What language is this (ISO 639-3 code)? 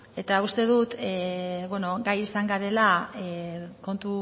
eus